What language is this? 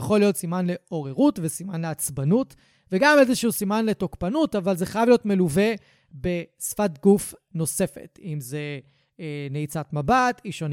Hebrew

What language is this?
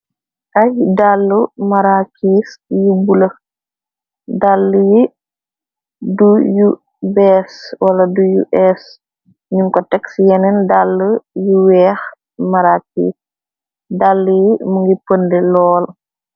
Wolof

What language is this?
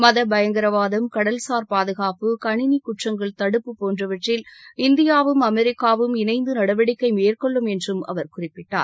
Tamil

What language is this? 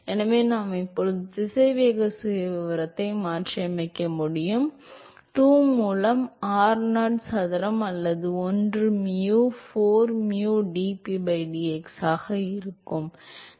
Tamil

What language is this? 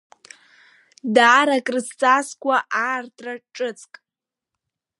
Abkhazian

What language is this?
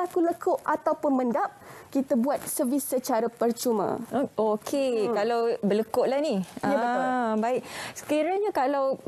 Malay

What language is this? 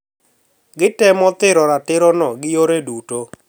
Luo (Kenya and Tanzania)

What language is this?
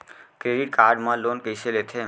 Chhattisgarhi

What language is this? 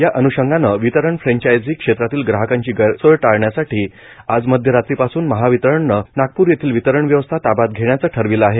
Marathi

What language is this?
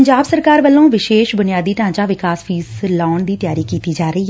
Punjabi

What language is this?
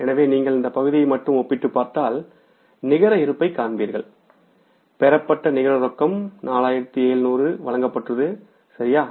Tamil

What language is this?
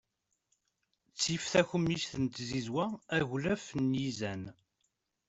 Kabyle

